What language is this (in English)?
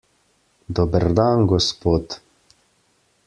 Slovenian